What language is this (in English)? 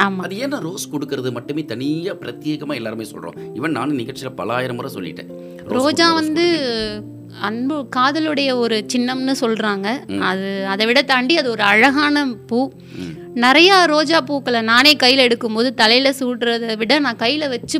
Tamil